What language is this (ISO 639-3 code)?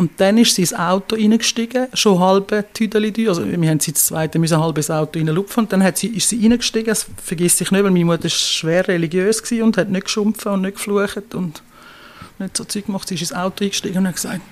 deu